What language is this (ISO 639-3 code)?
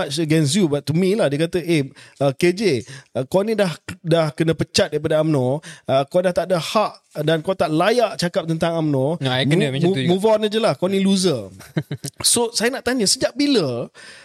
msa